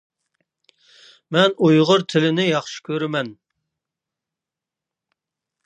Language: Uyghur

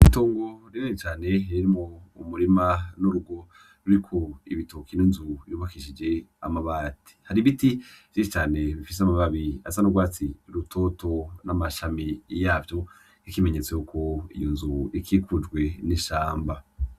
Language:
Rundi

